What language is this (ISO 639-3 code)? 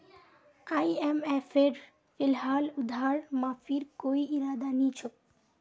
mag